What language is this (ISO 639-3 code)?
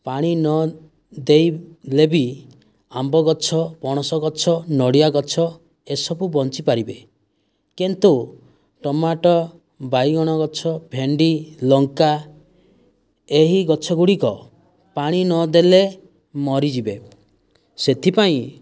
ori